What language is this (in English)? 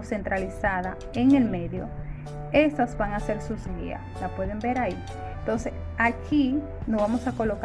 Spanish